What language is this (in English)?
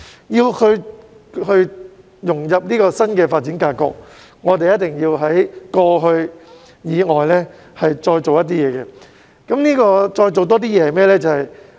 Cantonese